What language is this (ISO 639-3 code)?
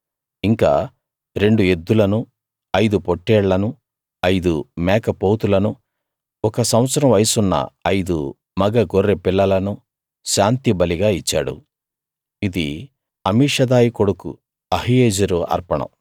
tel